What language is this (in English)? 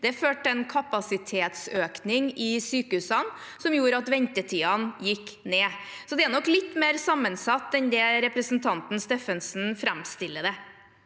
Norwegian